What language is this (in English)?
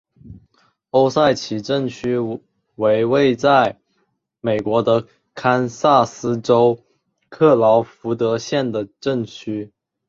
Chinese